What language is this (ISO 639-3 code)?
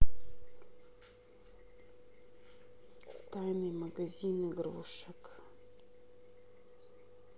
rus